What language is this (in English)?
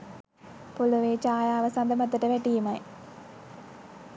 Sinhala